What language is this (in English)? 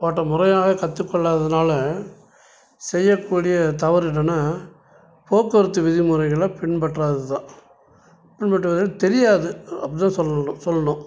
Tamil